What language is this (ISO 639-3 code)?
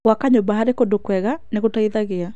kik